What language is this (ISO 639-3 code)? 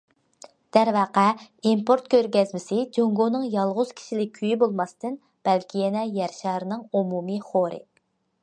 uig